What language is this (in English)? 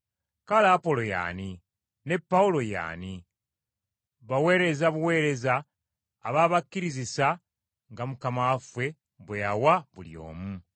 Ganda